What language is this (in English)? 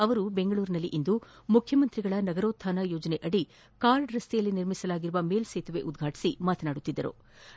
Kannada